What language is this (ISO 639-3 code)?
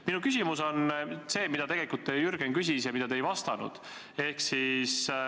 est